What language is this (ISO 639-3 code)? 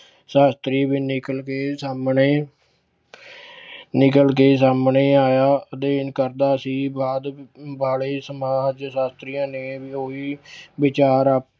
pan